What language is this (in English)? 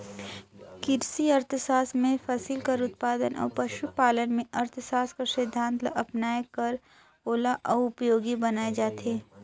Chhattisgarhi